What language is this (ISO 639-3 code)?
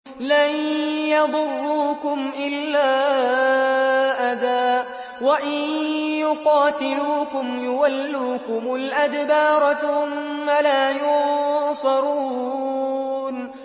ara